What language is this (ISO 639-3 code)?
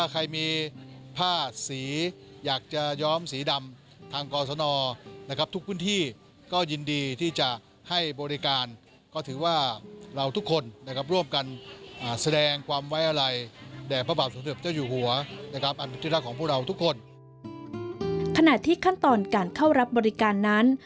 tha